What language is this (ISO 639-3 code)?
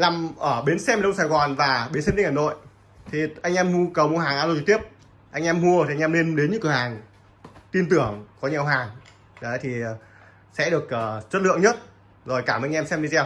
vie